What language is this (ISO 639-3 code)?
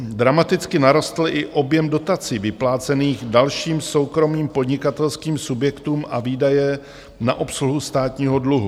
ces